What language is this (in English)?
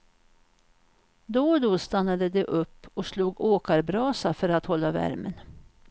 Swedish